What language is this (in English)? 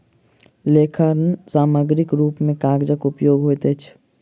Maithili